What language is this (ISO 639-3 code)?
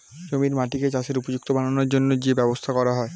ben